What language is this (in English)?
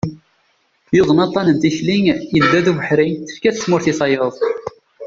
Kabyle